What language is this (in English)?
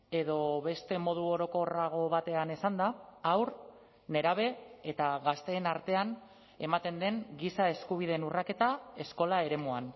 Basque